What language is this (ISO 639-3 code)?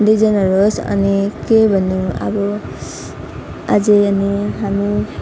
nep